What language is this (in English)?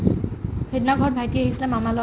Assamese